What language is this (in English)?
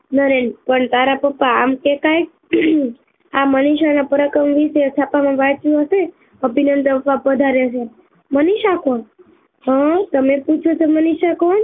Gujarati